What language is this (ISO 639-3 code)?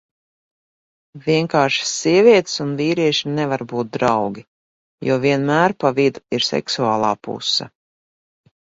lav